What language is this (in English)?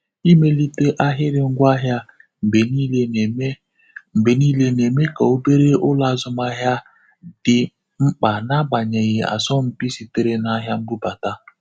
Igbo